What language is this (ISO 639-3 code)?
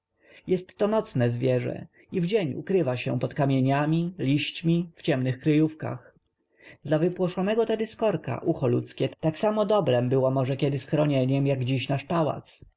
pol